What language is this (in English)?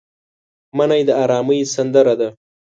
Pashto